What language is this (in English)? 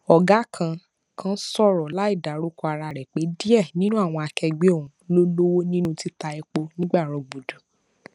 Yoruba